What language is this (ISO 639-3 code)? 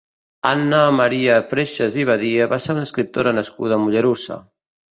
cat